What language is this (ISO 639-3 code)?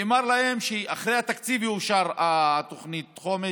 heb